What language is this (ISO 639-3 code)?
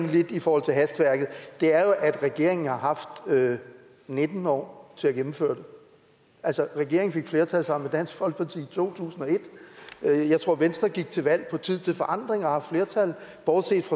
dan